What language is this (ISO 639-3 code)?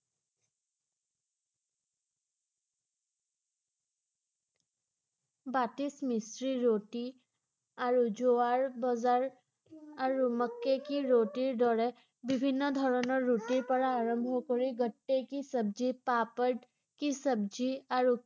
asm